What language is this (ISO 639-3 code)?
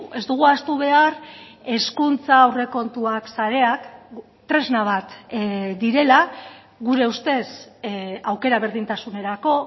eus